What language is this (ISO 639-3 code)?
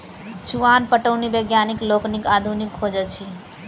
mai